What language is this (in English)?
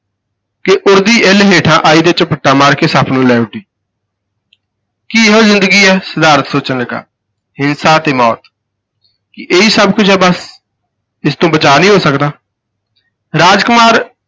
Punjabi